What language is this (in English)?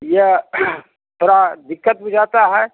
Hindi